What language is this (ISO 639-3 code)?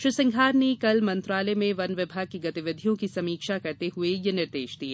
hin